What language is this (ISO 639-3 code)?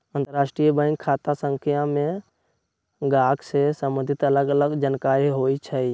mag